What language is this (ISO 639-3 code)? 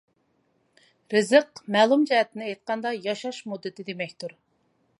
uig